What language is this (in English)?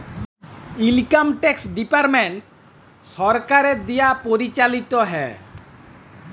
Bangla